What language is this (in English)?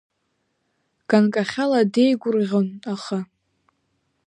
Abkhazian